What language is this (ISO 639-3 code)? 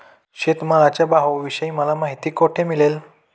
mar